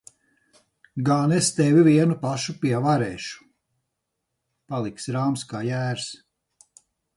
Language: Latvian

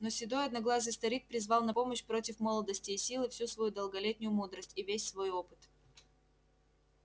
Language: Russian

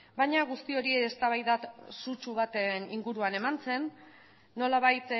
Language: Basque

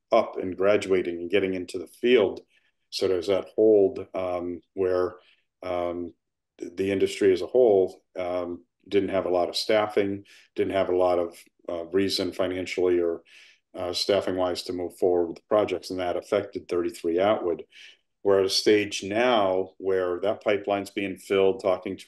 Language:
English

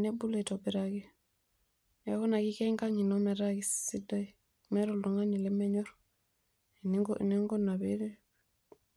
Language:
Masai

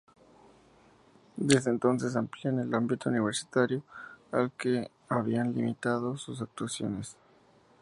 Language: Spanish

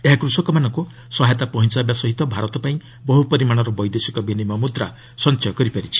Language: Odia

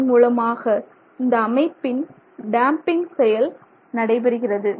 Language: Tamil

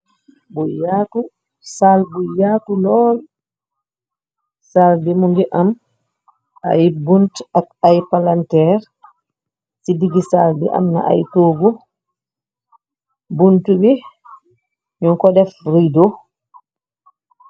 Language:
Wolof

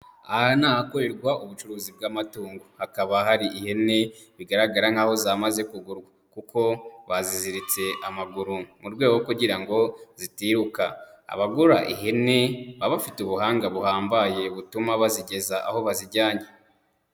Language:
Kinyarwanda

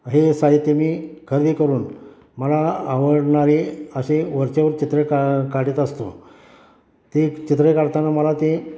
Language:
Marathi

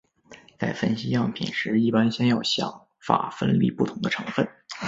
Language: Chinese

